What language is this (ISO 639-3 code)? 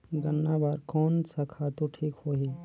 hne